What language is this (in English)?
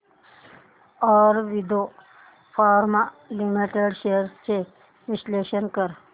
Marathi